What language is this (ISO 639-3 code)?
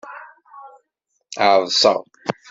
kab